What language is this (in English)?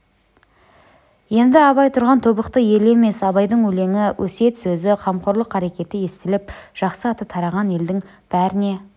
Kazakh